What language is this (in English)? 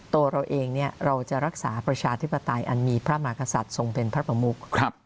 Thai